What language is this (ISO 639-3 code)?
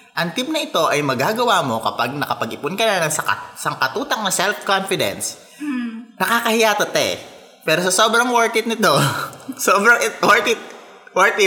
fil